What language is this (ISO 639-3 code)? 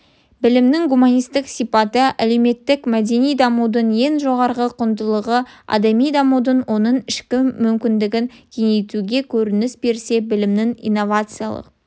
kaz